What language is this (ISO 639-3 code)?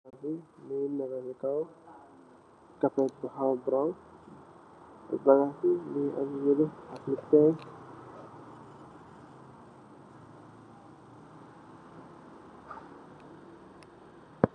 wol